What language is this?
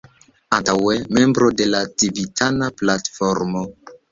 Esperanto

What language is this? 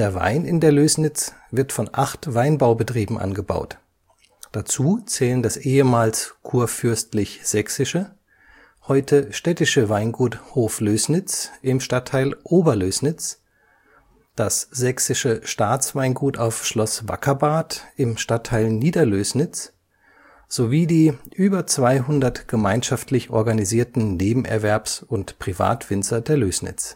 German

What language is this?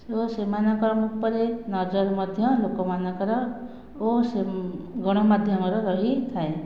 Odia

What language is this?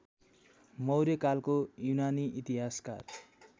Nepali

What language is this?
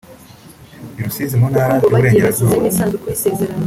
Kinyarwanda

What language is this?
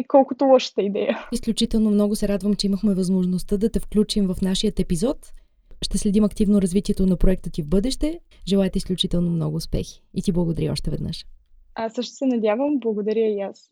Bulgarian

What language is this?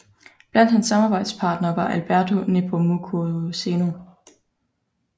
Danish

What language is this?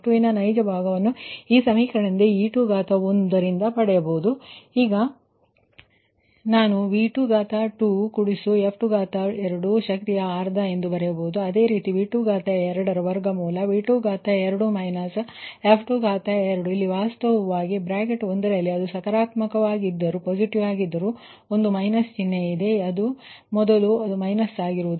Kannada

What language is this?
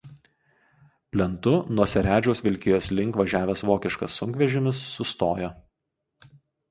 Lithuanian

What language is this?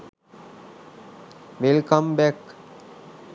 Sinhala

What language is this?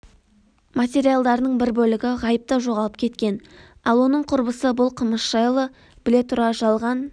Kazakh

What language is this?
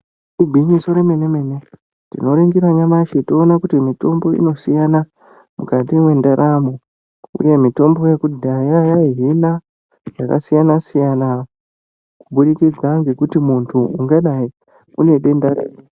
Ndau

